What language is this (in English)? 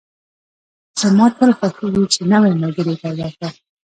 Pashto